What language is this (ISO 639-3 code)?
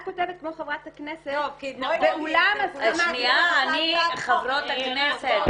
heb